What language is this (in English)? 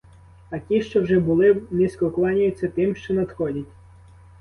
Ukrainian